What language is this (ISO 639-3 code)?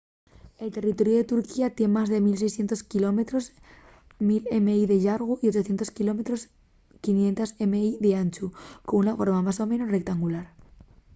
ast